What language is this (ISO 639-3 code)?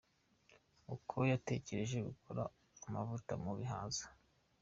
kin